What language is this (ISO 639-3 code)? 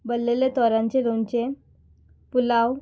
kok